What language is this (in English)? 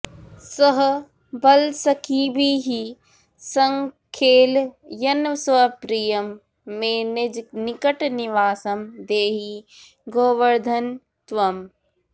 Sanskrit